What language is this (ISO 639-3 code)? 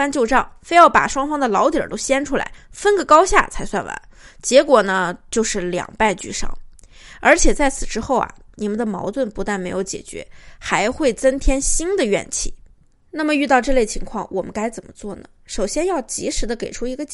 zho